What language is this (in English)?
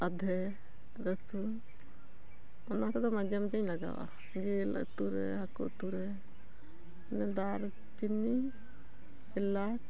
Santali